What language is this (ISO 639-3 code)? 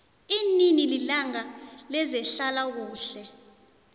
nbl